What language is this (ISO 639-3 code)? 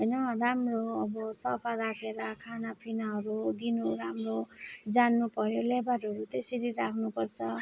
nep